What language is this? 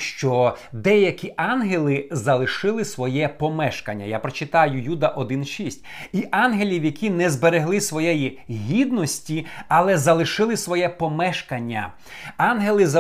Ukrainian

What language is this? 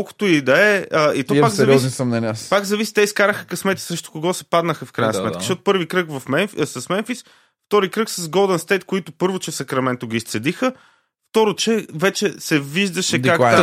Bulgarian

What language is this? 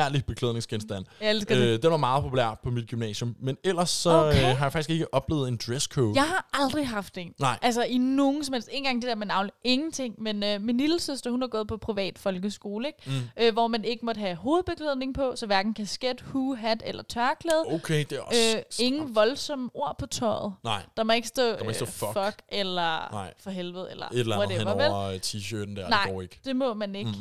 Danish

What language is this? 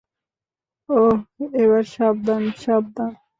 Bangla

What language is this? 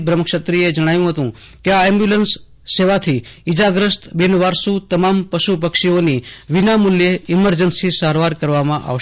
Gujarati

